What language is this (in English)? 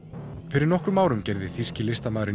Icelandic